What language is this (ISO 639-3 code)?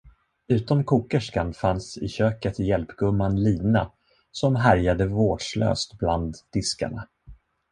swe